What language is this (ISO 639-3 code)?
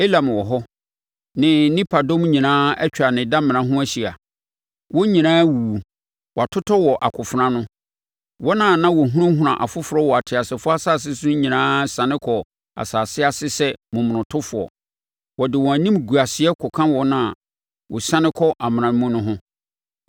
aka